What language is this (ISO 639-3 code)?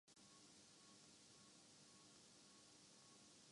urd